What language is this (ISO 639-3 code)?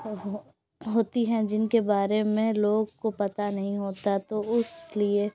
urd